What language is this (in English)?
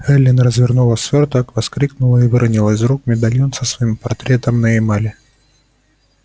Russian